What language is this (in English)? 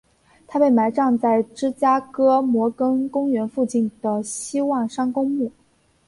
Chinese